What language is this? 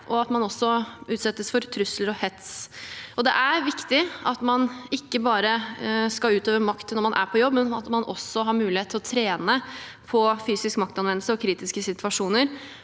Norwegian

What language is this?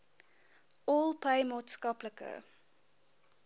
Afrikaans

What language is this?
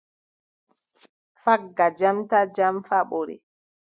Adamawa Fulfulde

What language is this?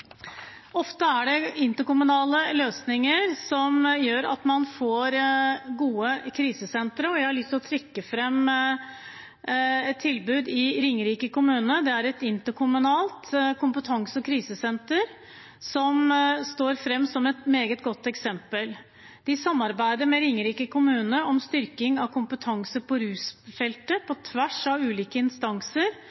Norwegian Bokmål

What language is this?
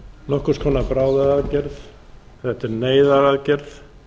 Icelandic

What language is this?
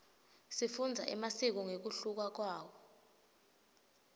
Swati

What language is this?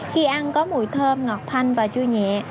Vietnamese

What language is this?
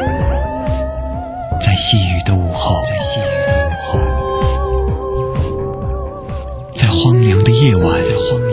Chinese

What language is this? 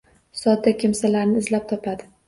Uzbek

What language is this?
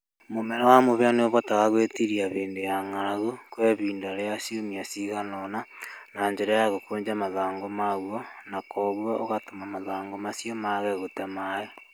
Kikuyu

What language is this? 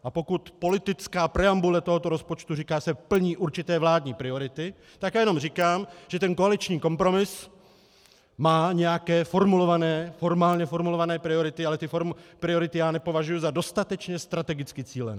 Czech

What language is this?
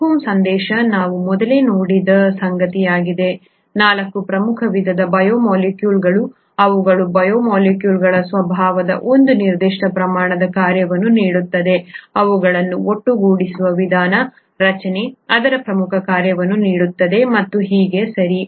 Kannada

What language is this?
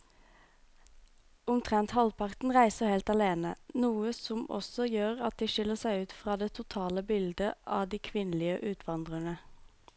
Norwegian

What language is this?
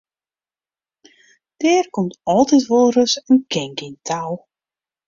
Western Frisian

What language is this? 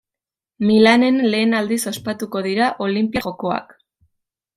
Basque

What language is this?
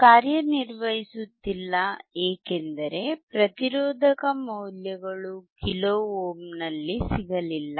Kannada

